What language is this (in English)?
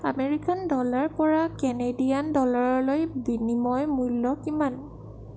Assamese